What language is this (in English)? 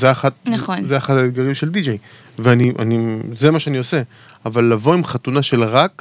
Hebrew